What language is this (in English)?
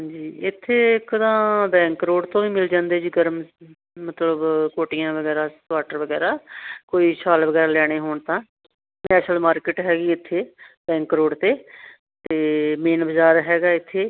Punjabi